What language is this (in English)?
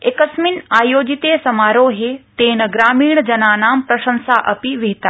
Sanskrit